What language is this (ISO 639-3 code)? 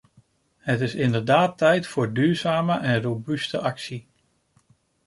nld